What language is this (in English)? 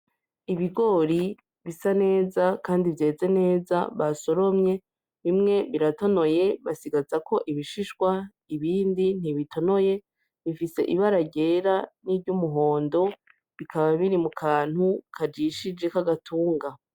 Rundi